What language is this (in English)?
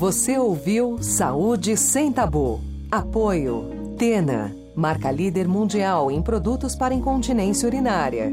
Portuguese